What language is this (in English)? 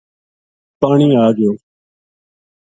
Gujari